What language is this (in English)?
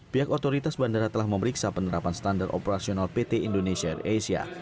Indonesian